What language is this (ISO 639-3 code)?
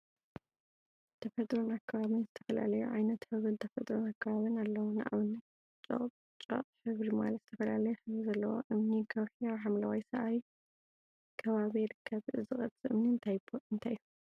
tir